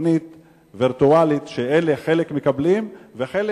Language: Hebrew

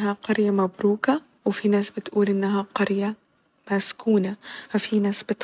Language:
Egyptian Arabic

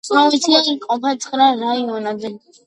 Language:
Georgian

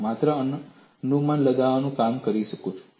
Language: Gujarati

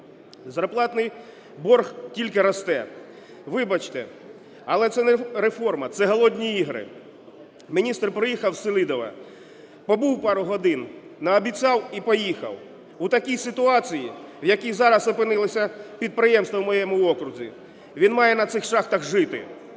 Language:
Ukrainian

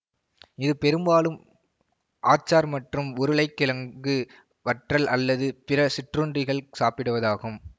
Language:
Tamil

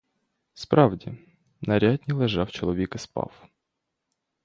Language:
Ukrainian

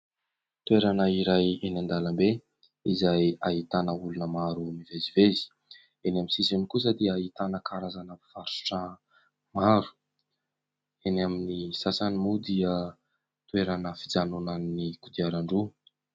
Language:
Malagasy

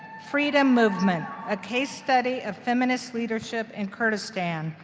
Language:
English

